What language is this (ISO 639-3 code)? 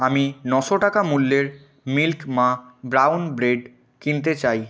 ben